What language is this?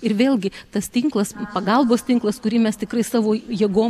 Lithuanian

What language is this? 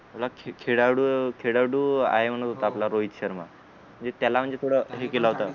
Marathi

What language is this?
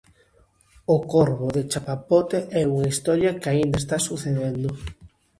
Galician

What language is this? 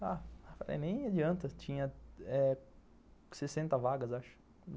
Portuguese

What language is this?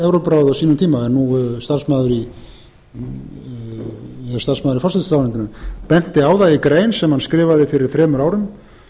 Icelandic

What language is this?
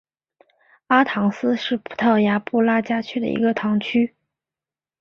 Chinese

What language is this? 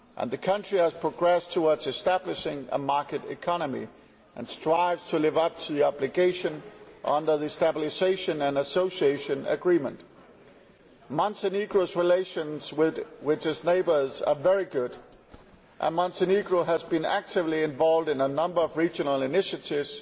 English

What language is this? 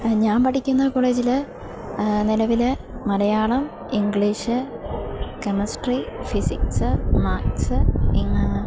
Malayalam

